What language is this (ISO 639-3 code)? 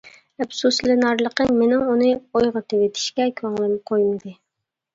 uig